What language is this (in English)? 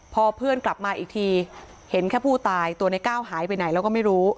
Thai